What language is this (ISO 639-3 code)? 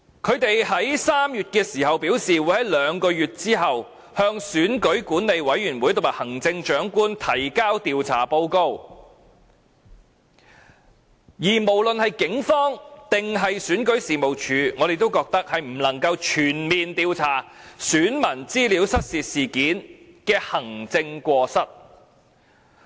yue